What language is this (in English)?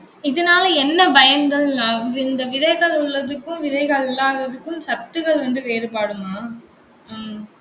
Tamil